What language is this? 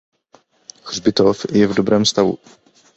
Czech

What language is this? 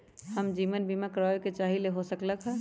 Magahi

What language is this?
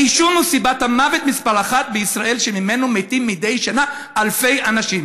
Hebrew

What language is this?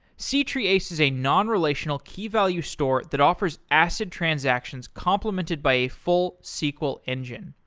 English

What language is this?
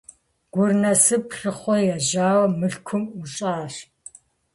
Kabardian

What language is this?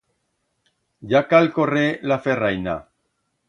Aragonese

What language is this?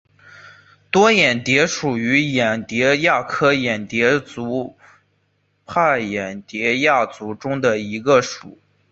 Chinese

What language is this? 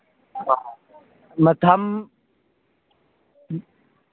Manipuri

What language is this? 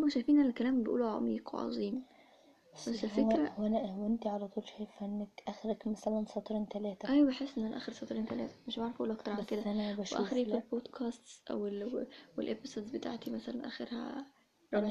Arabic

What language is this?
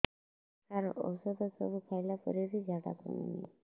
Odia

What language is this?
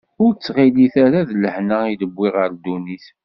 Kabyle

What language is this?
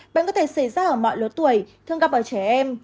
Vietnamese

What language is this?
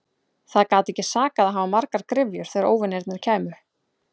Icelandic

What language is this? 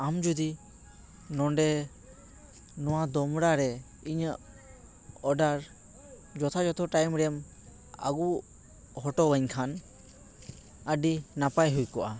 Santali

